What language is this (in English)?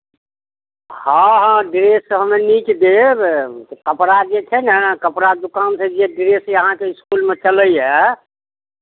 Maithili